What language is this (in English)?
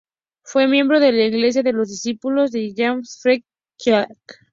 Spanish